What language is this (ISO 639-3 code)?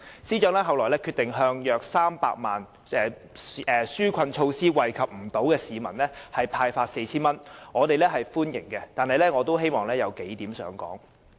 yue